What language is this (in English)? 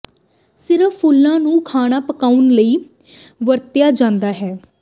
Punjabi